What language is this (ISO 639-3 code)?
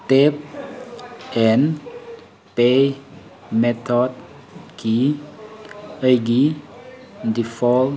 mni